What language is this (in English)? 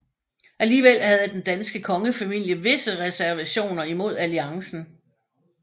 Danish